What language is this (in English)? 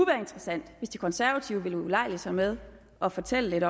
Danish